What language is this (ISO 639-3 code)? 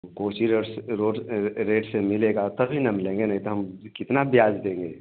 hin